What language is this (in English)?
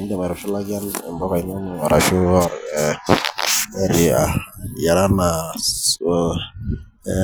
Masai